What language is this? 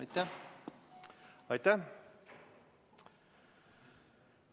Estonian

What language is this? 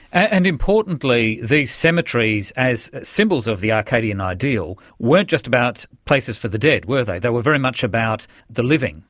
English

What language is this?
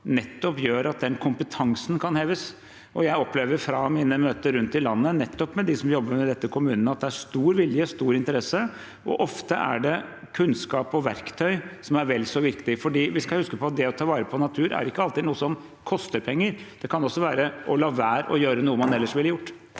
Norwegian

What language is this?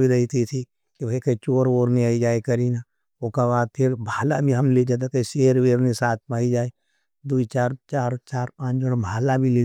Nimadi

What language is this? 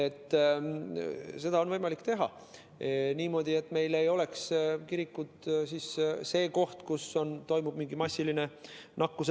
Estonian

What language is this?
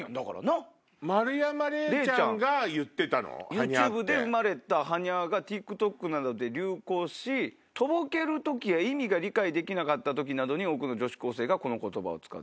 Japanese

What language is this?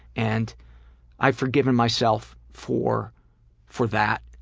English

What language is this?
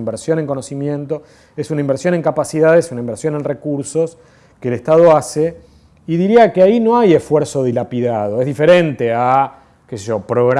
Spanish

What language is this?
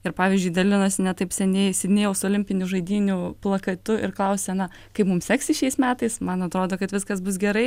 Lithuanian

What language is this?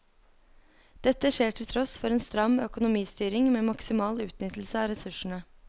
Norwegian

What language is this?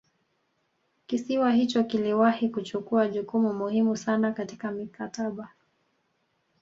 Swahili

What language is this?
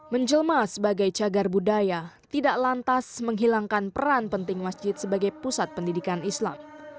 Indonesian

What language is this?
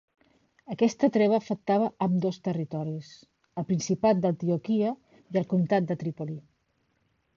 Catalan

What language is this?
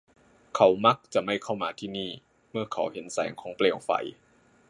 Thai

